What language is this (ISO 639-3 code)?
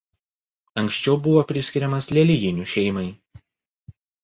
lit